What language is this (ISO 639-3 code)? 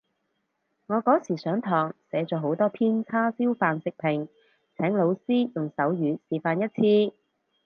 yue